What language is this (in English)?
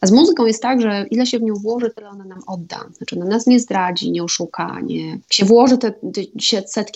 Polish